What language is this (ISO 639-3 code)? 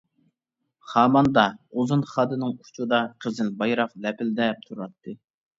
uig